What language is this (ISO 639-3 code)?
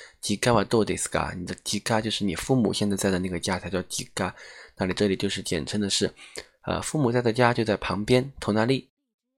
zho